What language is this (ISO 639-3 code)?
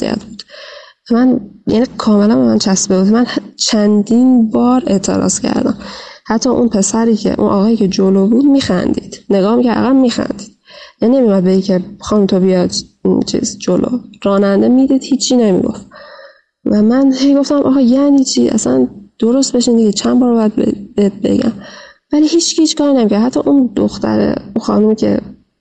fas